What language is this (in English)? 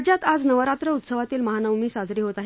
Marathi